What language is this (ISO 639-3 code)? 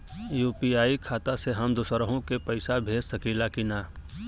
bho